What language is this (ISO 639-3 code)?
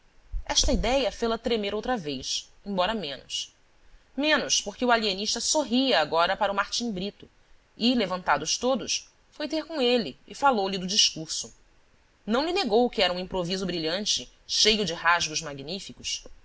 por